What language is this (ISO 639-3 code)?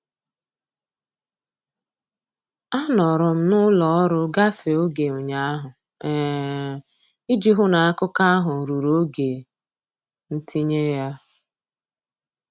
ibo